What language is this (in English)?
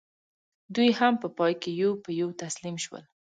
Pashto